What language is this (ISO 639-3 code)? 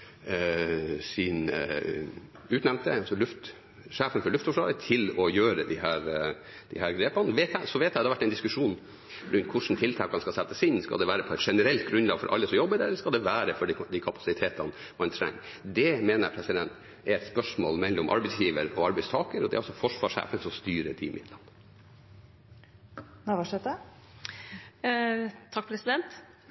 nob